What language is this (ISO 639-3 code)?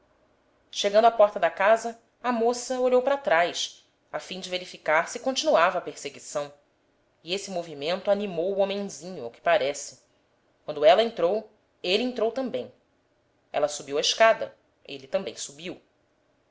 por